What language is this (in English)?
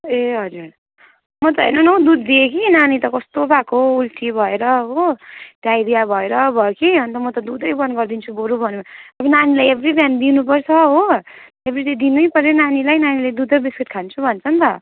Nepali